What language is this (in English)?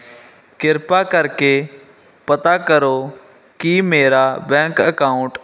Punjabi